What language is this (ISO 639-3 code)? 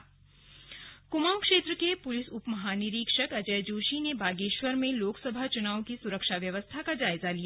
hin